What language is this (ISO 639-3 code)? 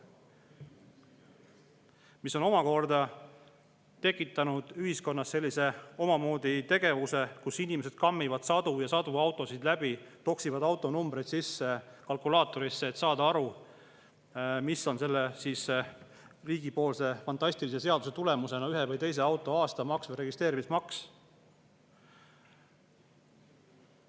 est